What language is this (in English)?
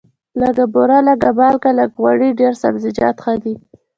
Pashto